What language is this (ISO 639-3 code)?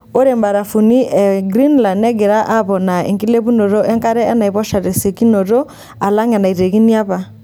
mas